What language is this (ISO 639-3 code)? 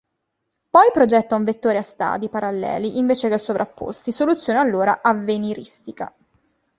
ita